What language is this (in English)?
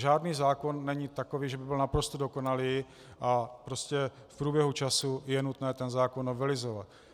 Czech